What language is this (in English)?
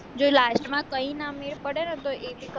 Gujarati